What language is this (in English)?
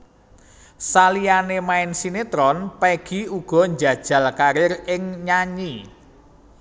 Javanese